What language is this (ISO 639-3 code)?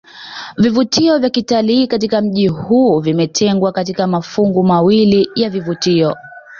swa